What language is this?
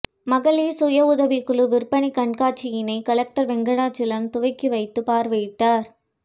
Tamil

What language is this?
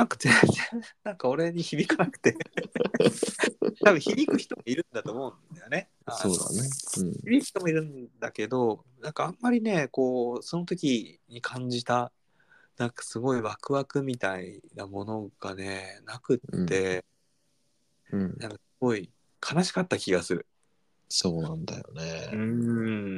Japanese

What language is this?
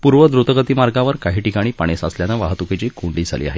Marathi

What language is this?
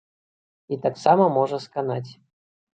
Belarusian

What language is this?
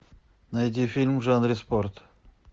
Russian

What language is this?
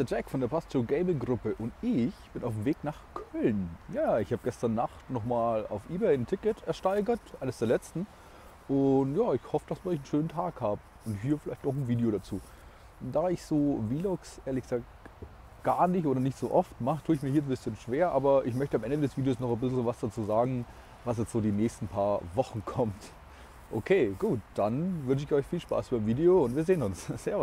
German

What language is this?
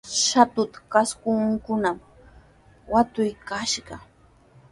Sihuas Ancash Quechua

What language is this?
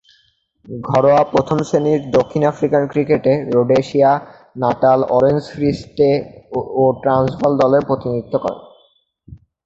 Bangla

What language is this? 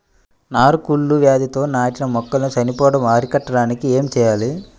Telugu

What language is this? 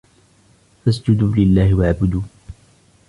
Arabic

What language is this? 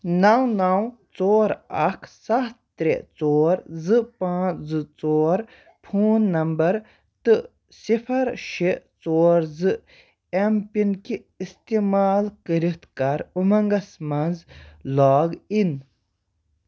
Kashmiri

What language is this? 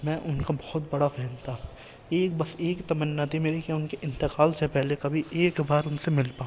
Urdu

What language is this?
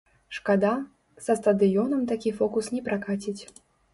Belarusian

